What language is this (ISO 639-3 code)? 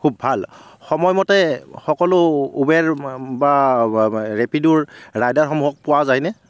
asm